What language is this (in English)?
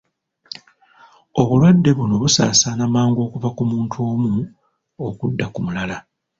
Ganda